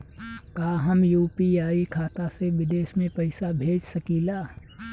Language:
Bhojpuri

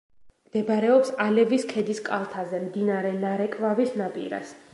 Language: Georgian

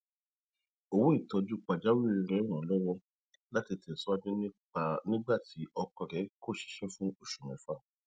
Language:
Yoruba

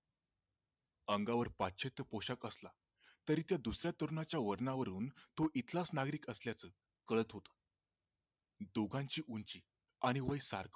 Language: Marathi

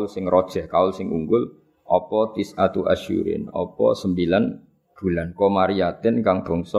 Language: Malay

